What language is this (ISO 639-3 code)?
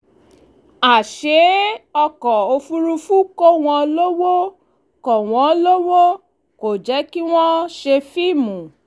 yor